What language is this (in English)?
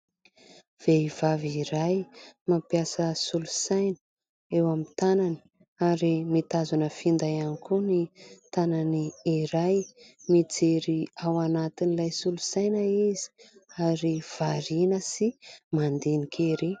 Malagasy